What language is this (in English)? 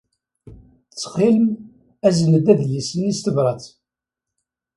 Kabyle